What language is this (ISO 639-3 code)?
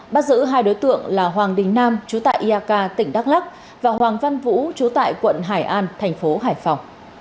vie